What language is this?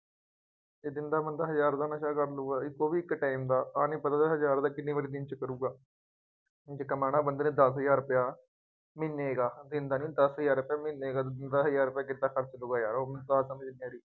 Punjabi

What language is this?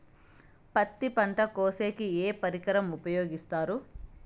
Telugu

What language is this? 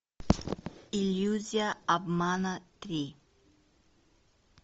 Russian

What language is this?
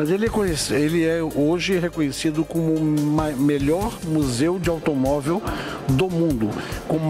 Portuguese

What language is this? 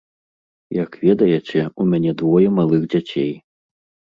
Belarusian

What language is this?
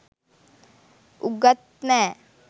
Sinhala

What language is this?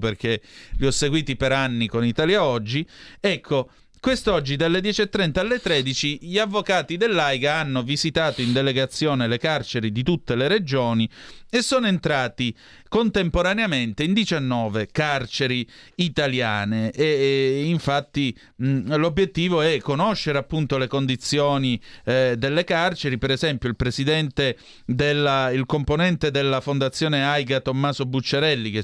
Italian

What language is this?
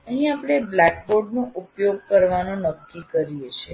Gujarati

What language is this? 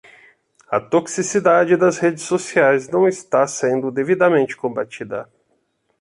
Portuguese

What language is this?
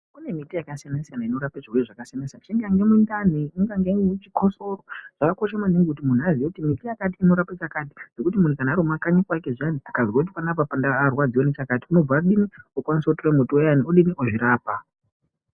Ndau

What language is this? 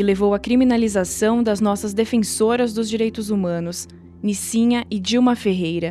Portuguese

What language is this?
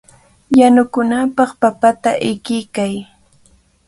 Cajatambo North Lima Quechua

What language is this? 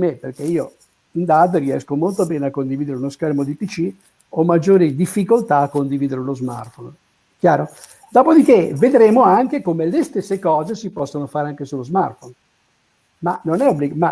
Italian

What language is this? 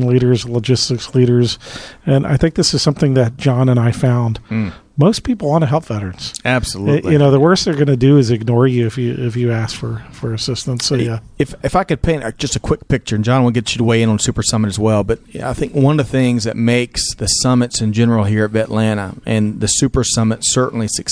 English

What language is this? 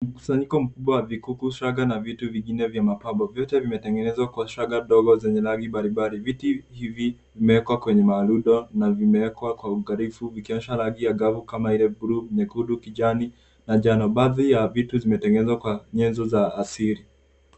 Swahili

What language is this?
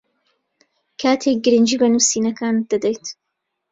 Central Kurdish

